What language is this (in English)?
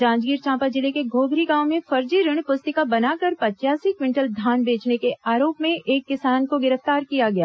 Hindi